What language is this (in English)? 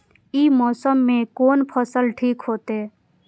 Maithili